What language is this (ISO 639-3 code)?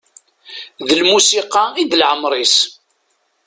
kab